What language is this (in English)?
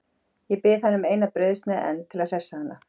Icelandic